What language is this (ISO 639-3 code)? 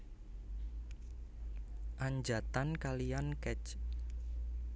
jav